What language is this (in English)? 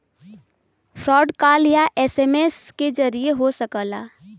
Bhojpuri